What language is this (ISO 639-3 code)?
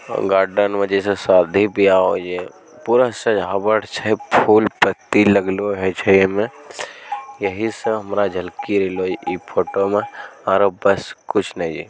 mag